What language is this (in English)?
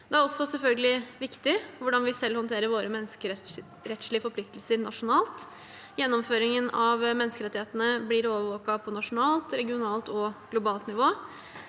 Norwegian